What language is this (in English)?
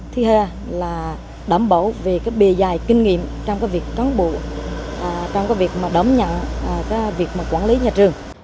Vietnamese